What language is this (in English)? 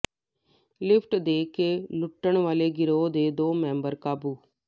Punjabi